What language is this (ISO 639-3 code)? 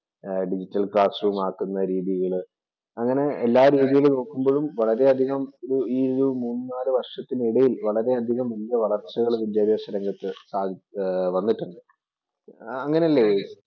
mal